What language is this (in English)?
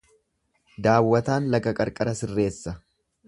Oromo